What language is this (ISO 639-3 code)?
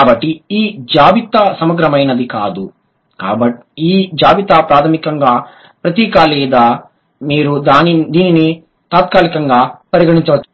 tel